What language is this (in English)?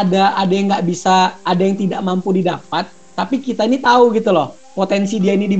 Indonesian